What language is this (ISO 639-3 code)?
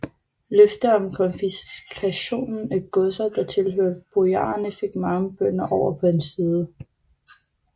dan